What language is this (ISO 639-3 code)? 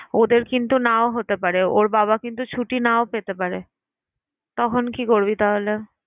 ben